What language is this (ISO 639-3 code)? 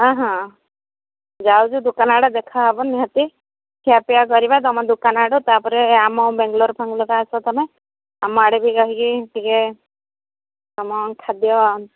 ori